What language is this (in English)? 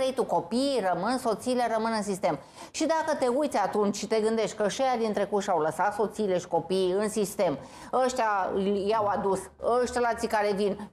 Romanian